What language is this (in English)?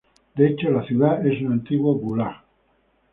Spanish